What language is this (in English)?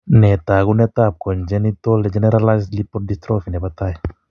Kalenjin